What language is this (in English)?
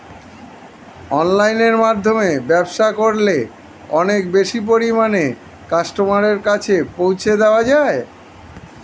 Bangla